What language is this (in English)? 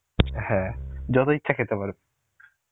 Bangla